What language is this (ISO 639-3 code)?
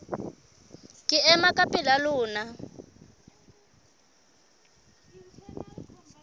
sot